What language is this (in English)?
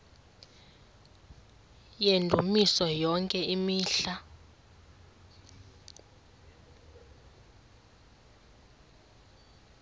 Xhosa